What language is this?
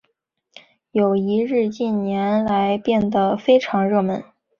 Chinese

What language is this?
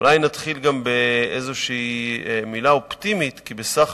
Hebrew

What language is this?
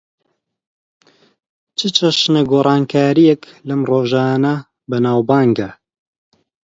Central Kurdish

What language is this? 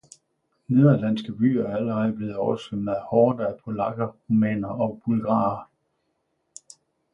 Danish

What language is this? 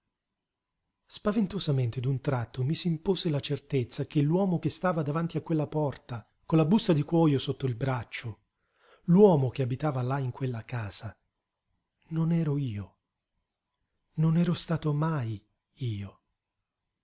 Italian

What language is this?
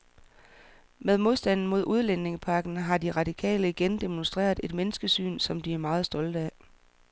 Danish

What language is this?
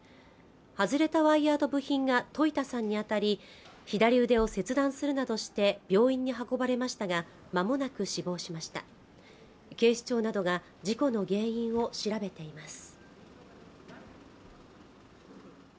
Japanese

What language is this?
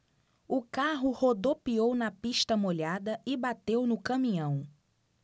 Portuguese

